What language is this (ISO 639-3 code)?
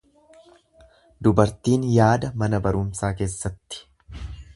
orm